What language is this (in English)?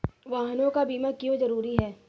Hindi